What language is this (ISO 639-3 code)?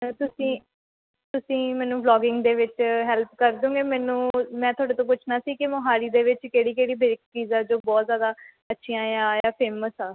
pan